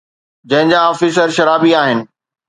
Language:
Sindhi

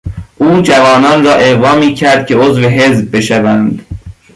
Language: Persian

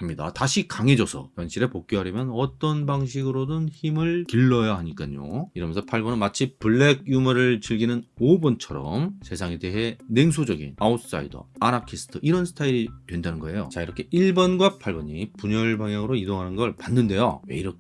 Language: Korean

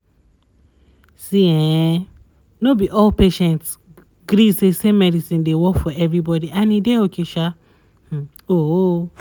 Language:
Nigerian Pidgin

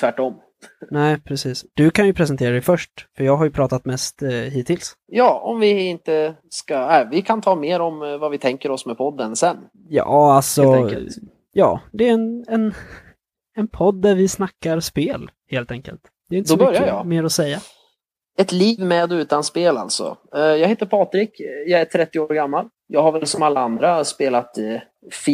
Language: Swedish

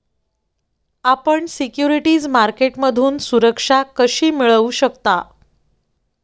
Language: Marathi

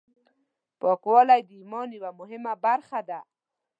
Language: Pashto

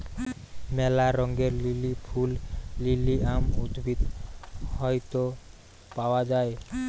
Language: Bangla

